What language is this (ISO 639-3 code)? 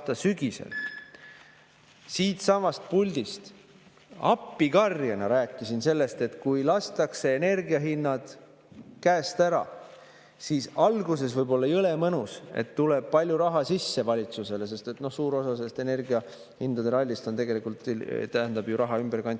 est